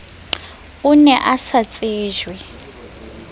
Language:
Southern Sotho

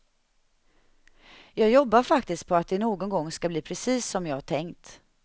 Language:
Swedish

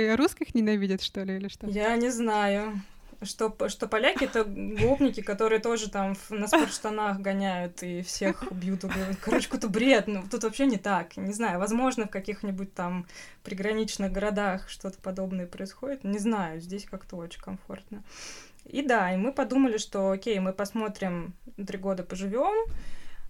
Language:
Russian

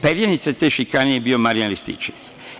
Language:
Serbian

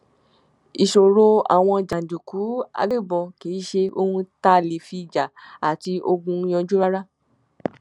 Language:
Yoruba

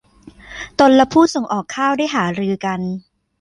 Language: Thai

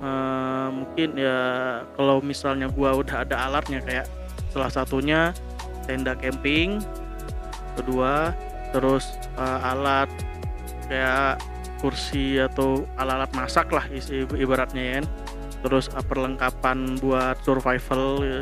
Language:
Indonesian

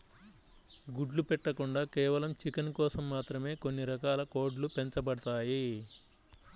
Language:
Telugu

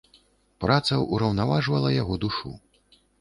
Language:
Belarusian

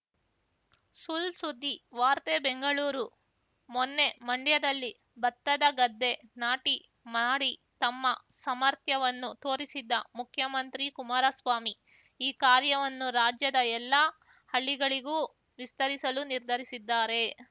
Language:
Kannada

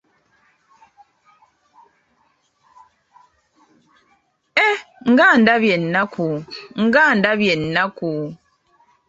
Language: Ganda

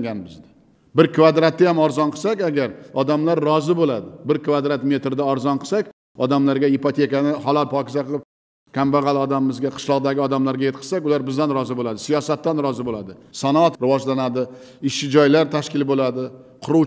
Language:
Turkish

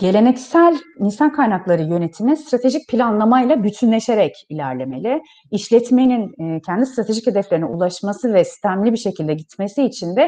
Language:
Turkish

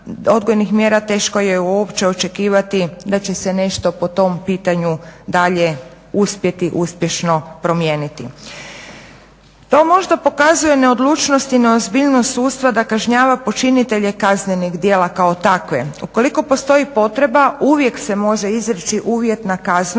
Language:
Croatian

